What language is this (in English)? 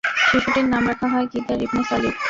Bangla